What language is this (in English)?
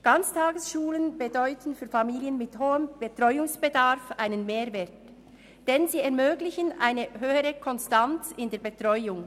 Swiss German